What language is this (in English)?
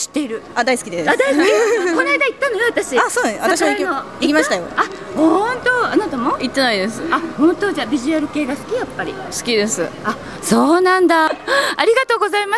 Japanese